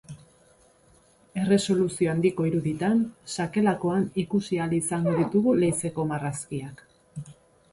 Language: Basque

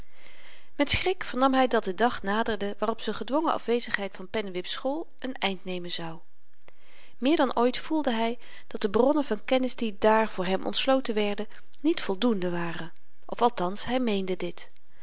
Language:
Dutch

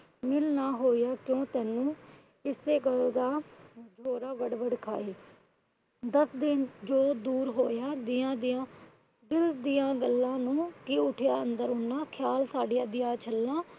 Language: Punjabi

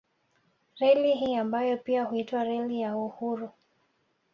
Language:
Swahili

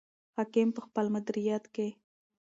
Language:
Pashto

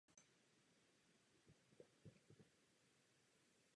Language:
Czech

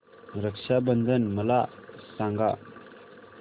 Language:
Marathi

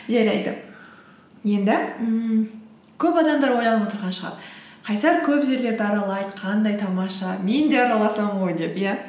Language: Kazakh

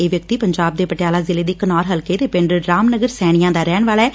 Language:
Punjabi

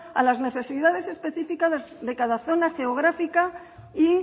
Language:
Spanish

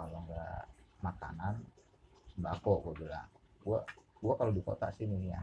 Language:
Indonesian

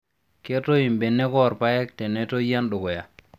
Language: Masai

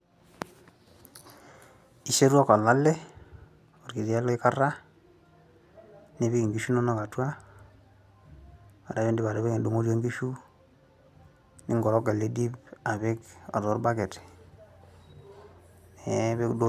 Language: Masai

